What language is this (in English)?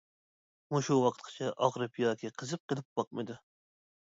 Uyghur